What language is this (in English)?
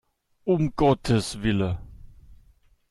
German